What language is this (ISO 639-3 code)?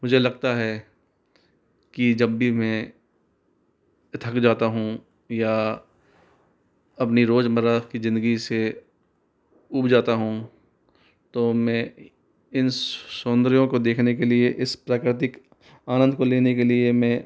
hin